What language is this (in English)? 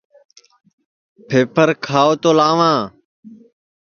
Sansi